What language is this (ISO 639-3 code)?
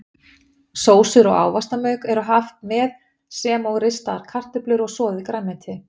isl